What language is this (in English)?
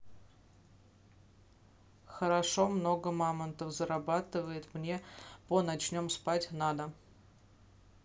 Russian